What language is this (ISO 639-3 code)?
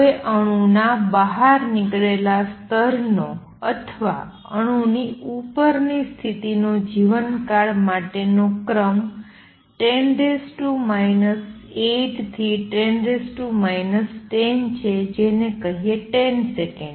guj